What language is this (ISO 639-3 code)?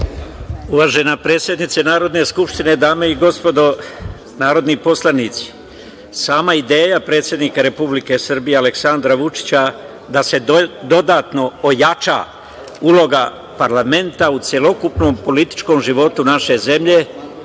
srp